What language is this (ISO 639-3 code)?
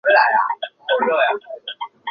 zho